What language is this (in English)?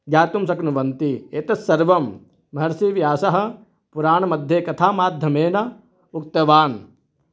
Sanskrit